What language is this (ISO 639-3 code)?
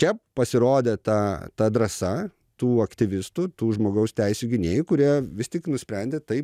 lit